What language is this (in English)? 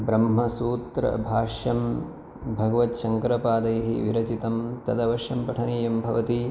Sanskrit